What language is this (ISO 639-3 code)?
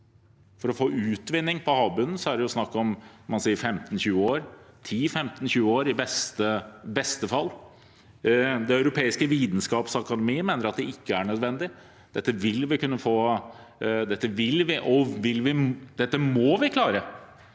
nor